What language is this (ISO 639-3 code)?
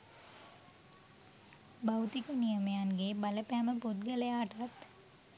sin